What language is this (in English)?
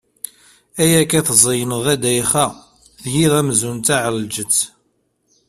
Kabyle